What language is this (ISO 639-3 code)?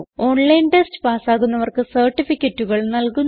mal